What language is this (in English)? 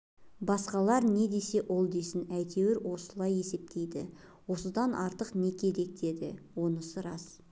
Kazakh